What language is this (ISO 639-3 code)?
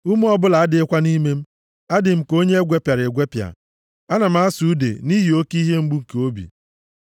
ibo